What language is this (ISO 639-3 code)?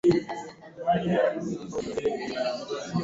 swa